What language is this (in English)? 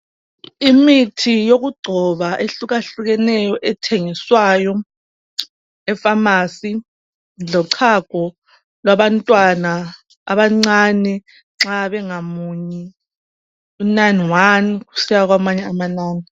North Ndebele